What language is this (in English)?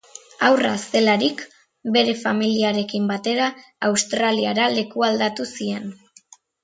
Basque